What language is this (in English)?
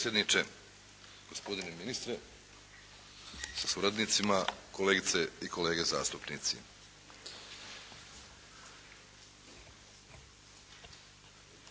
Croatian